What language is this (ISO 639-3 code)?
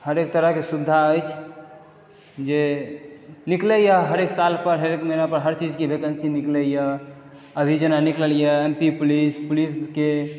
mai